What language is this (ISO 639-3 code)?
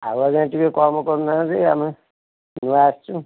ori